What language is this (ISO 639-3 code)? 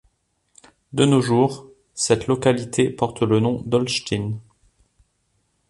fra